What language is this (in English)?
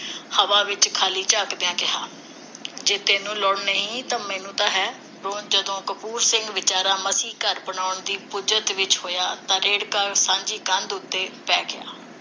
Punjabi